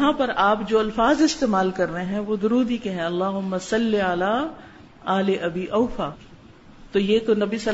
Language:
Urdu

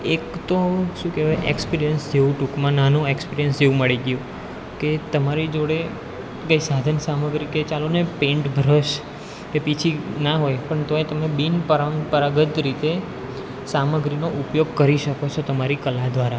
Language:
Gujarati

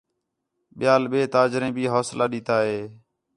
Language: Khetrani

